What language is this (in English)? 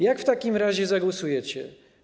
Polish